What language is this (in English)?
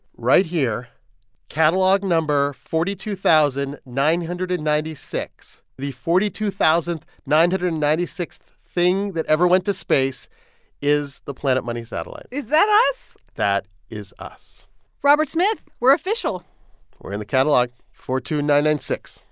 English